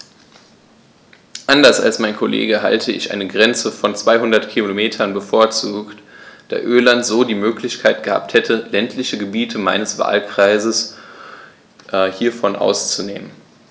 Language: German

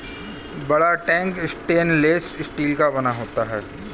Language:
Hindi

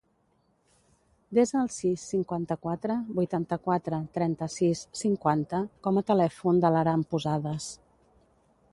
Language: Catalan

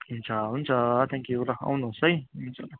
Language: Nepali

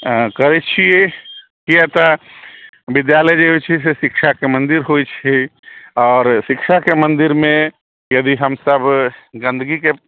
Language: Maithili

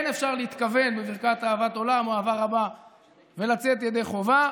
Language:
Hebrew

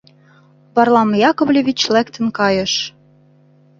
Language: Mari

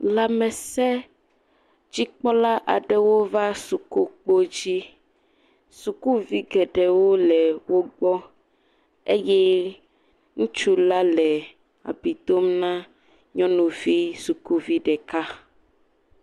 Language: Ewe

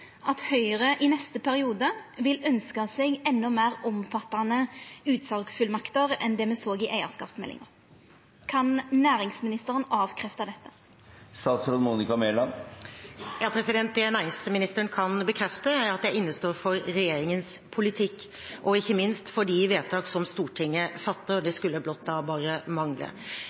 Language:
Norwegian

